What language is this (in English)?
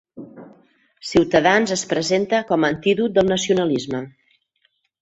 Catalan